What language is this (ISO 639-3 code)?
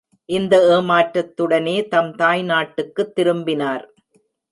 tam